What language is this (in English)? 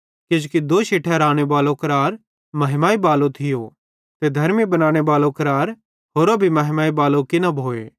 Bhadrawahi